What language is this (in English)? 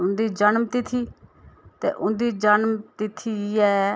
Dogri